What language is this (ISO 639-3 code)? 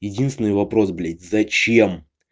rus